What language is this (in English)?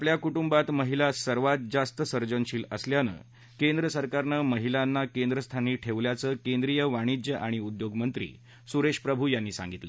Marathi